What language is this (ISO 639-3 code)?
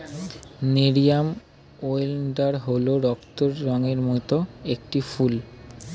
ben